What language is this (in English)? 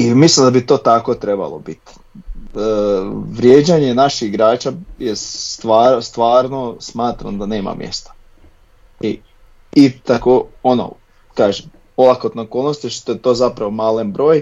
Croatian